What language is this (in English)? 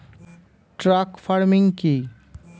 Bangla